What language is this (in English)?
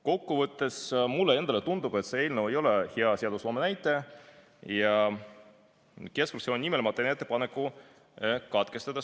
Estonian